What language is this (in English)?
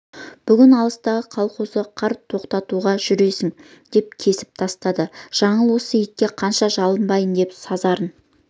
Kazakh